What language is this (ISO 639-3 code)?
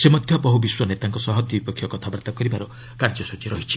ori